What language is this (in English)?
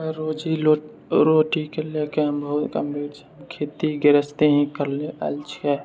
Maithili